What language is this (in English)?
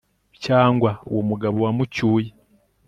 Kinyarwanda